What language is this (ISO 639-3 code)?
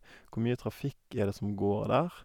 nor